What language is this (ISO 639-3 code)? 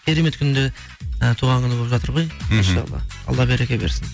kaz